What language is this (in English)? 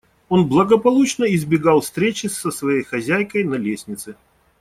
Russian